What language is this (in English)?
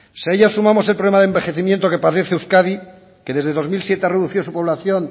Spanish